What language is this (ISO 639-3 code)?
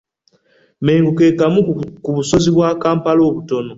lug